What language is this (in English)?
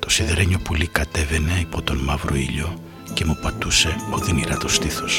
Greek